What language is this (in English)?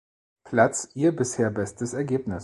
German